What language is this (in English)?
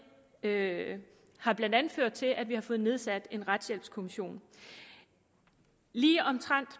Danish